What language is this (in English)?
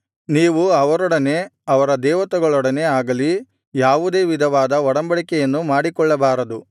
Kannada